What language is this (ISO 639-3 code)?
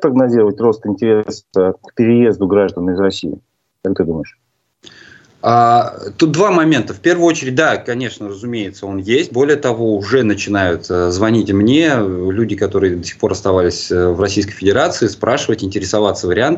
rus